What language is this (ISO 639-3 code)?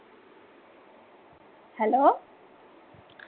mar